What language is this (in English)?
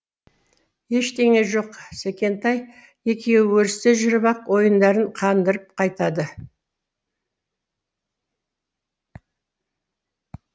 Kazakh